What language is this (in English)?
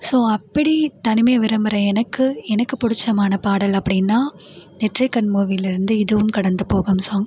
Tamil